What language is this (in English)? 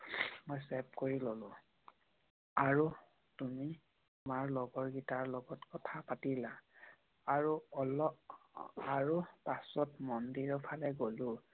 Assamese